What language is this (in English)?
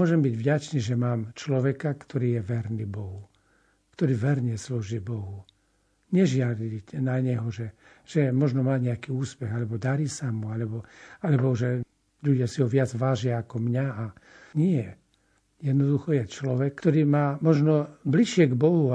Slovak